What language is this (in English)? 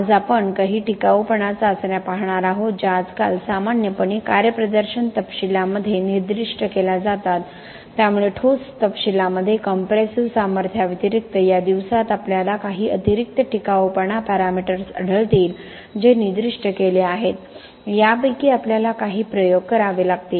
Marathi